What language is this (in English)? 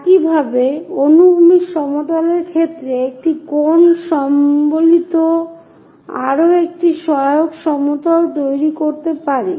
Bangla